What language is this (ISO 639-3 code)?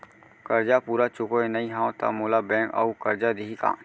hne